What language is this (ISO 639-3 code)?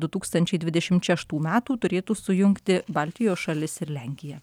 lit